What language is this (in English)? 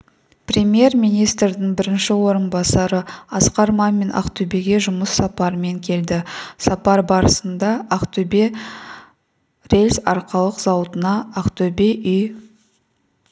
Kazakh